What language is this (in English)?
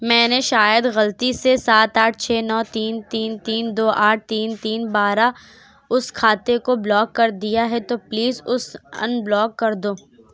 Urdu